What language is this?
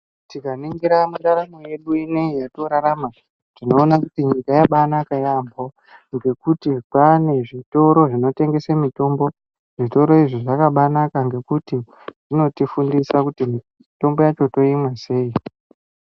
Ndau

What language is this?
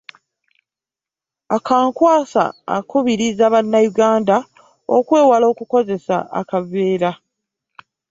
Ganda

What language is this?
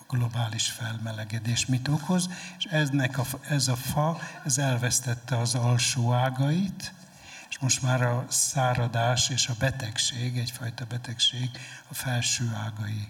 Hungarian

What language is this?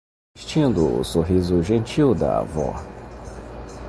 Portuguese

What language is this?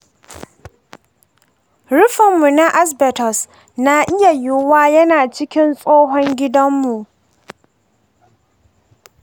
Hausa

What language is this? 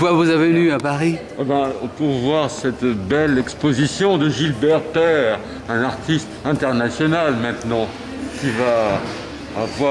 French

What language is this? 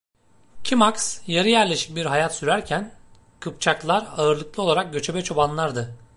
Turkish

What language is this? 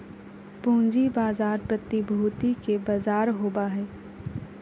Magahi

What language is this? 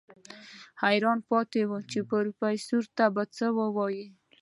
Pashto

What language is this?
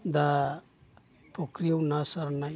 Bodo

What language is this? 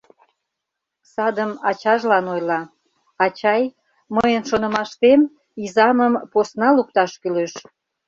Mari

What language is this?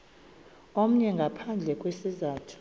Xhosa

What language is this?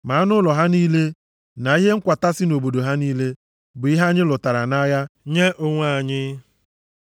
Igbo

